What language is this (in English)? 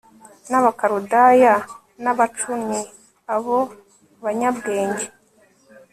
Kinyarwanda